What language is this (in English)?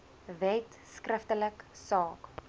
Afrikaans